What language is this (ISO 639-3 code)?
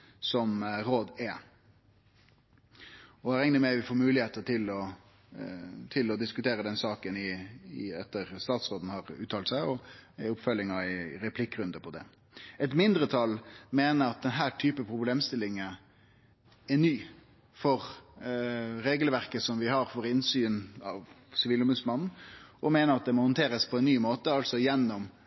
nno